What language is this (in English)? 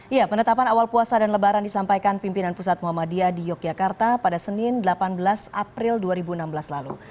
Indonesian